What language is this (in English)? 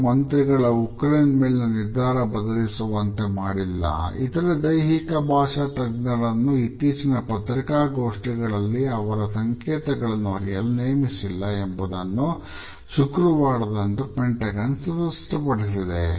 Kannada